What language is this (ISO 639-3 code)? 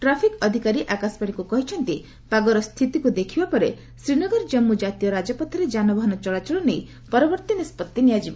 ori